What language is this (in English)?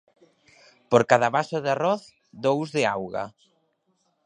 Galician